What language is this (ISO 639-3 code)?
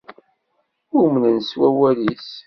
kab